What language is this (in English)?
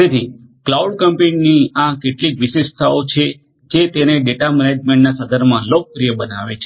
Gujarati